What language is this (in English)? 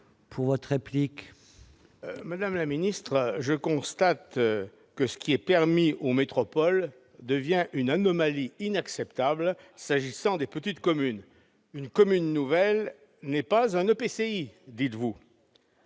French